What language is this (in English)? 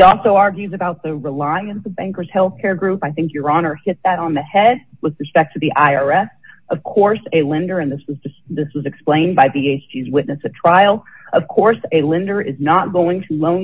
English